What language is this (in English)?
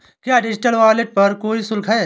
Hindi